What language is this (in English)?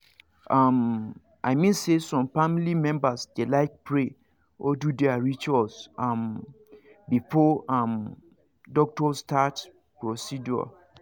Nigerian Pidgin